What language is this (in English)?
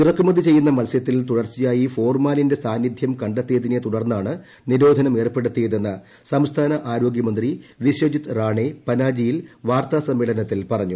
Malayalam